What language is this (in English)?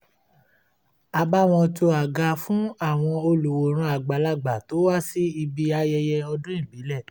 Yoruba